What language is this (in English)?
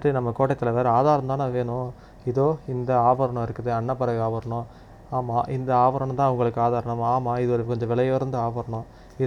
Tamil